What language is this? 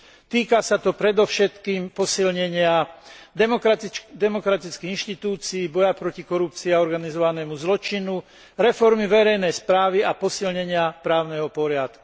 Slovak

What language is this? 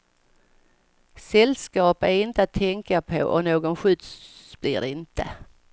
Swedish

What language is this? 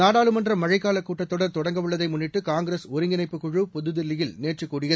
Tamil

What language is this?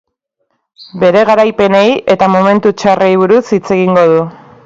Basque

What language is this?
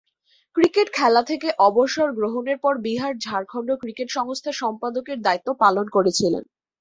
Bangla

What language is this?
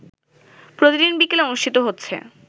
Bangla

